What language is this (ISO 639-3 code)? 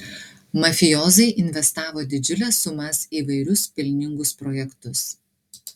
lit